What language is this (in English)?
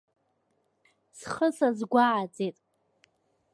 Abkhazian